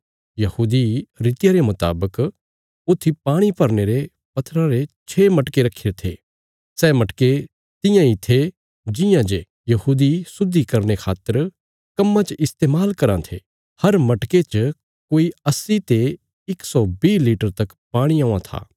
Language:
Bilaspuri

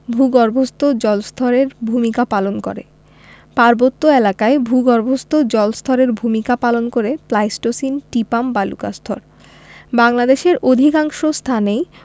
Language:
Bangla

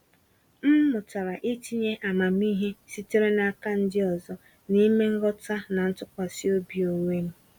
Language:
Igbo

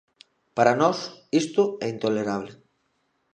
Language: Galician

